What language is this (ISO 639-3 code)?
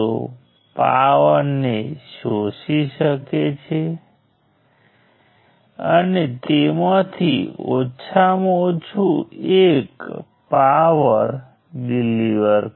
guj